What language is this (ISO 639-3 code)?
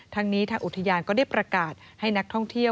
tha